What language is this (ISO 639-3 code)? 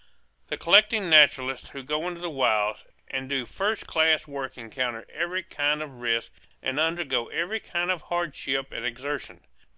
eng